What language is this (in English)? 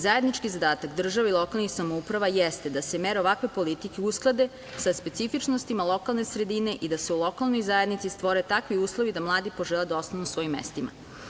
Serbian